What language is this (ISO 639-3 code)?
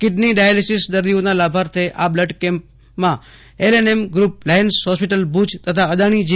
guj